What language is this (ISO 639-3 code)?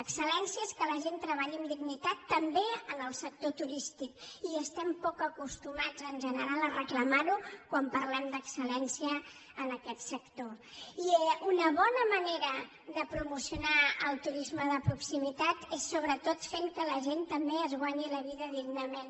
cat